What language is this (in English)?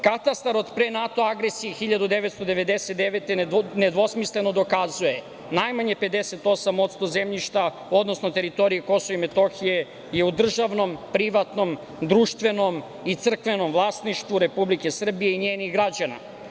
Serbian